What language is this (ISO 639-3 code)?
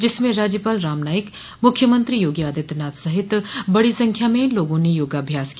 hin